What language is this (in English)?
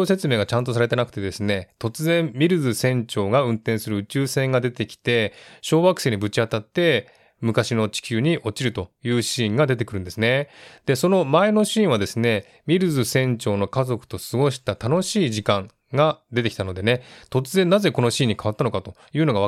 Japanese